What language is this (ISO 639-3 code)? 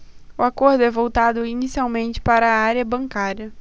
por